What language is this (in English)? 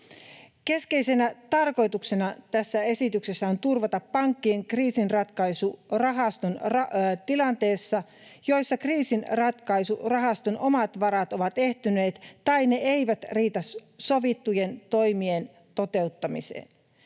Finnish